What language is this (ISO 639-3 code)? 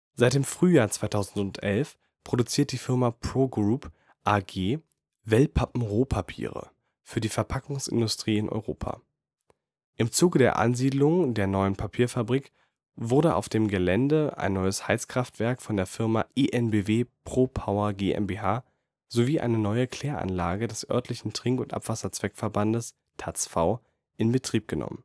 deu